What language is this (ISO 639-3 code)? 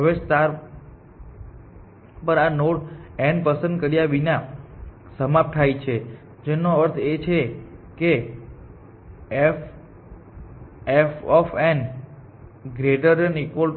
guj